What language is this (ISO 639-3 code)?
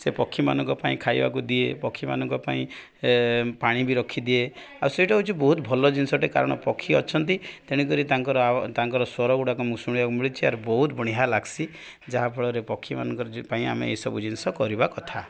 ori